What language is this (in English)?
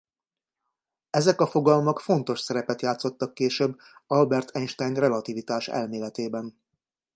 Hungarian